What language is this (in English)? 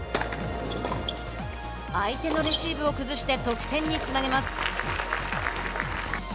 Japanese